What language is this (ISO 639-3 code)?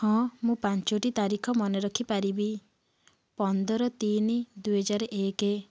ori